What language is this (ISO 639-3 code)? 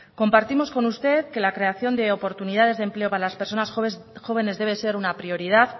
spa